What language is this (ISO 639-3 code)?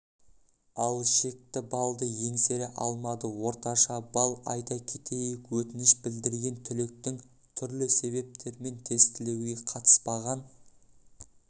kaz